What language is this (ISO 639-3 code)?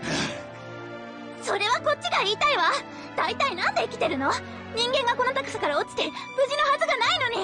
jpn